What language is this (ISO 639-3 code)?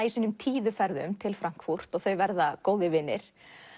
isl